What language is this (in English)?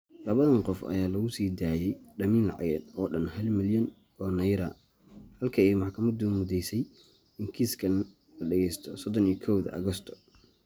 Somali